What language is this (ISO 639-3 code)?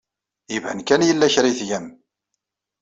kab